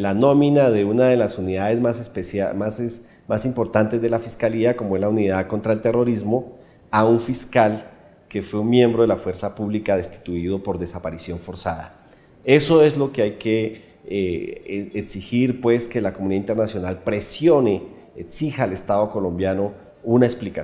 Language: Spanish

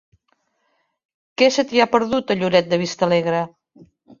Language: Catalan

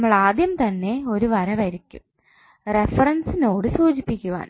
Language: Malayalam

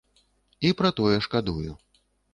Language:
Belarusian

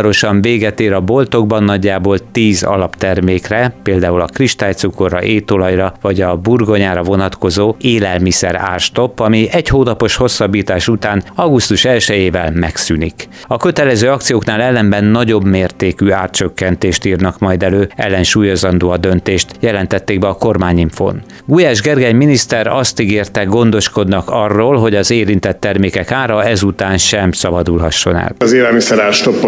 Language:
Hungarian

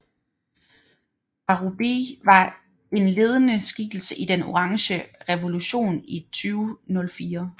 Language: Danish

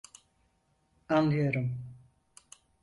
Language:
Turkish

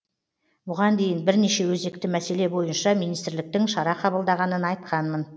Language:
Kazakh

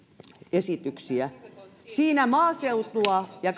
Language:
Finnish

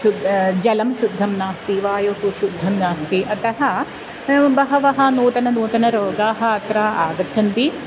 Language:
Sanskrit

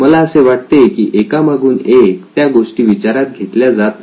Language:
Marathi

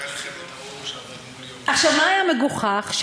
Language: Hebrew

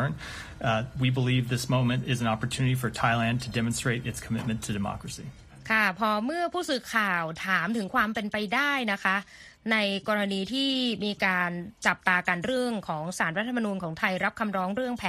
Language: Thai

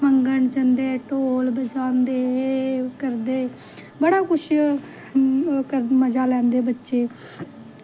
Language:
Dogri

